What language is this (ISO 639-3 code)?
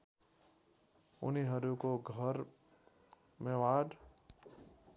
nep